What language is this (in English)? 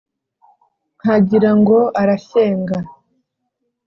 Kinyarwanda